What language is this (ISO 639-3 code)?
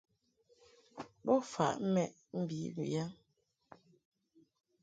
mhk